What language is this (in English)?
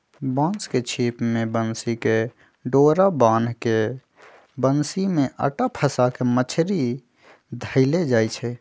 Magahi